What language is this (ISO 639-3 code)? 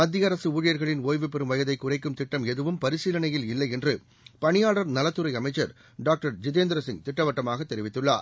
tam